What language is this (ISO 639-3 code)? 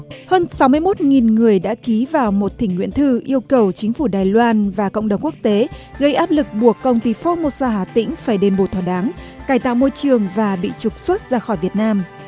vie